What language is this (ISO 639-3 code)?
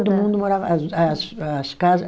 por